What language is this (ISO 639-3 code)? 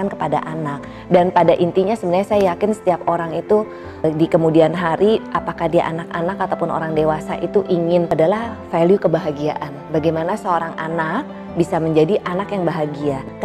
ind